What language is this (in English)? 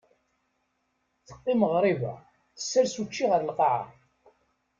Kabyle